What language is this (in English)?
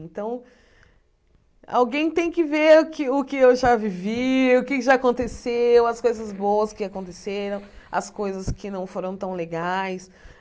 Portuguese